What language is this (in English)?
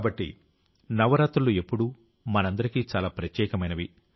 Telugu